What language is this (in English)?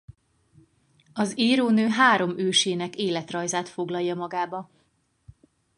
Hungarian